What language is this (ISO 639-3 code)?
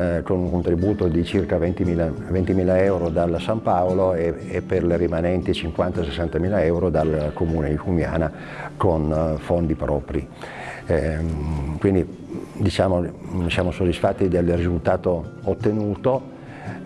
ita